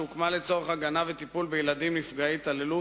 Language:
Hebrew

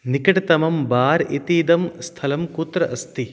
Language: Sanskrit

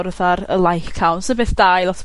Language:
Welsh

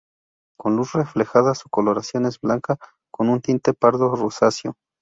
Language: Spanish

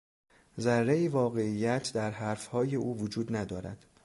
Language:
Persian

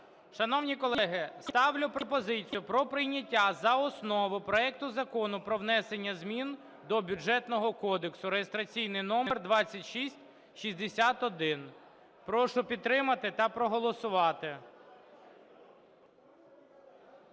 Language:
Ukrainian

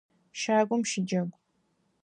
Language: Adyghe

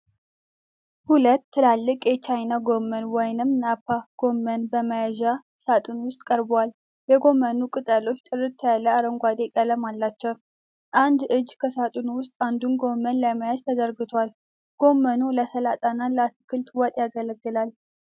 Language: Amharic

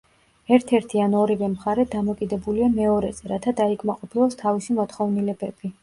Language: Georgian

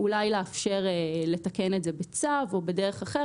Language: Hebrew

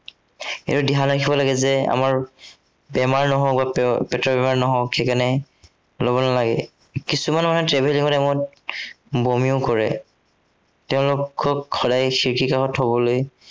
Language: Assamese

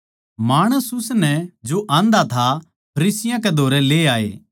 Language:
Haryanvi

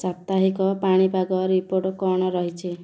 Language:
Odia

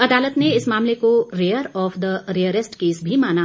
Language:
Hindi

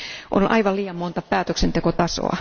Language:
Finnish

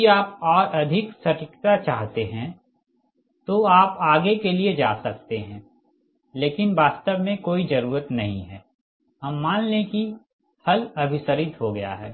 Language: Hindi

